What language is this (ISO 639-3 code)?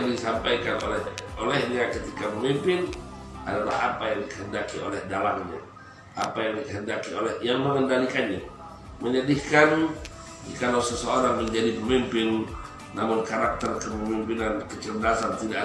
ind